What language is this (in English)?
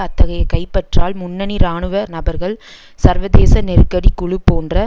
Tamil